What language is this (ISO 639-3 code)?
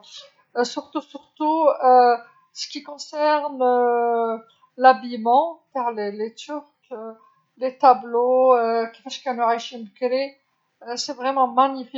arq